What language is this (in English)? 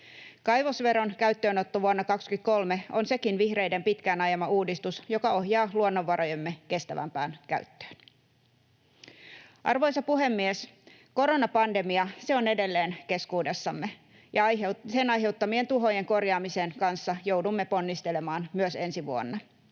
Finnish